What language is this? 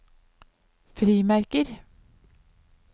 Norwegian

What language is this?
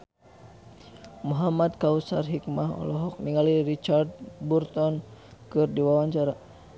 Sundanese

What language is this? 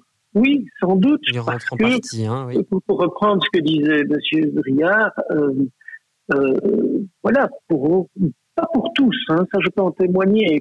French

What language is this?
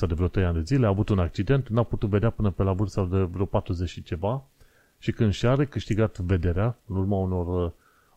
Romanian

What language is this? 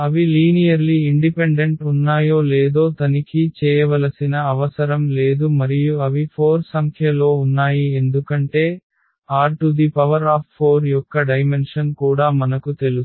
Telugu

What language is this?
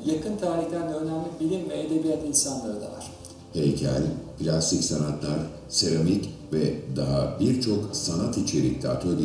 Turkish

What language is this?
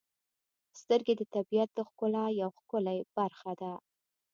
Pashto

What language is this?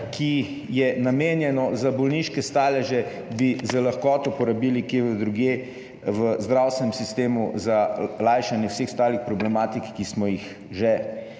Slovenian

